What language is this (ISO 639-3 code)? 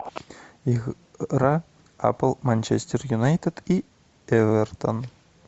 rus